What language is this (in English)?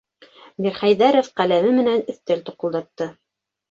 Bashkir